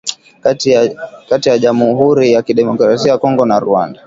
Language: Swahili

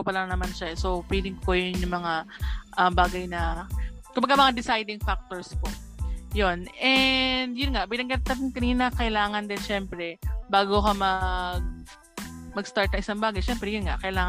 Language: Filipino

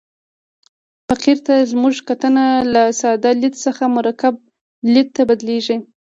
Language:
Pashto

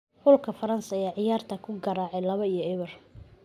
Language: Somali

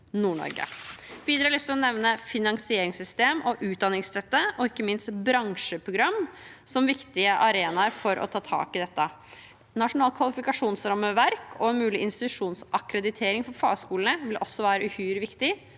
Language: Norwegian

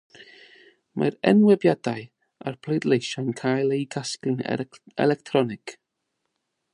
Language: Welsh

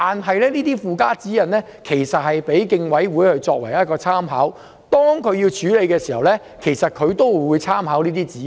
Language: Cantonese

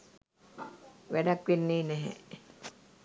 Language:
Sinhala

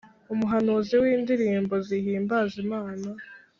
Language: Kinyarwanda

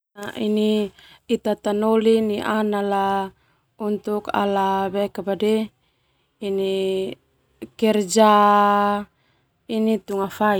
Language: Termanu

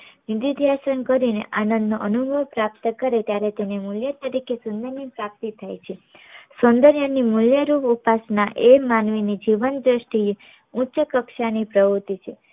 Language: Gujarati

